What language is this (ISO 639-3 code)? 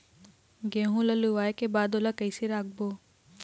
hne